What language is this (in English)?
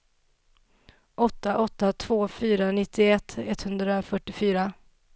Swedish